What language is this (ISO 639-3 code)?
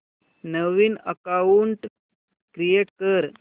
mar